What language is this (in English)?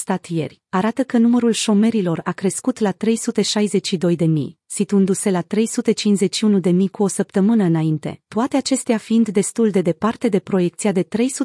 Romanian